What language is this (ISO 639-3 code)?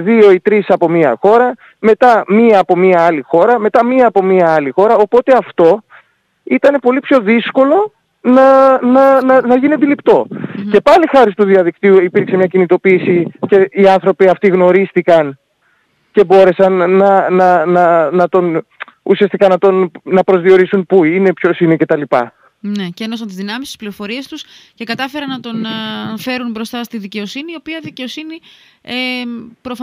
ell